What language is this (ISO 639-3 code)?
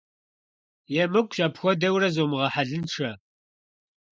kbd